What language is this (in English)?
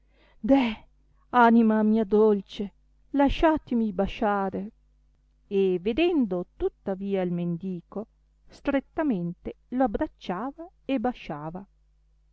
Italian